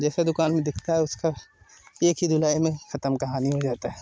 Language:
Hindi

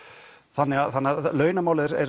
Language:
Icelandic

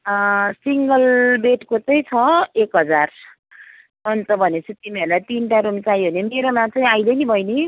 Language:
Nepali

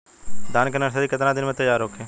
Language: Bhojpuri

